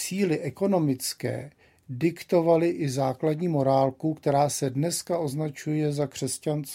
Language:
Czech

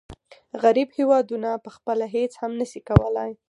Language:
Pashto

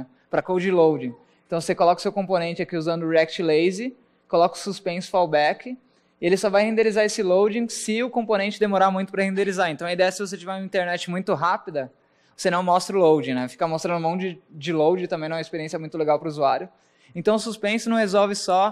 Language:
Portuguese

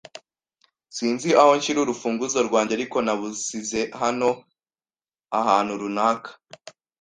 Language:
Kinyarwanda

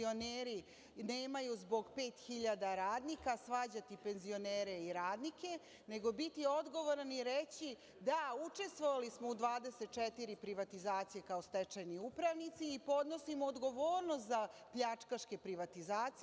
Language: Serbian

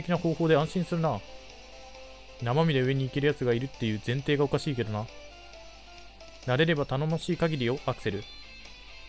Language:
Japanese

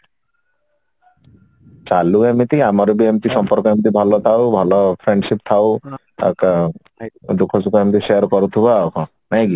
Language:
Odia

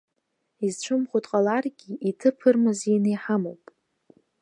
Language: Abkhazian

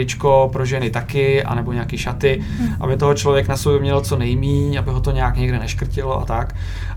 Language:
Czech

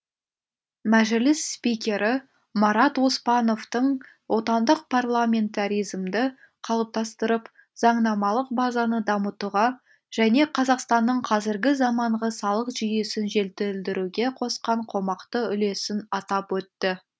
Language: Kazakh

